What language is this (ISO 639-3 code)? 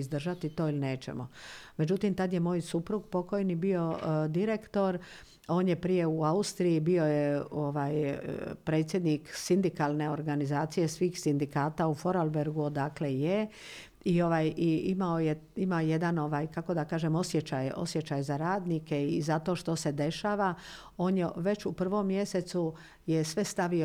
hrv